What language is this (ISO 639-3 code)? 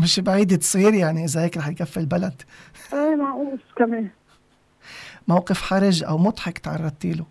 ara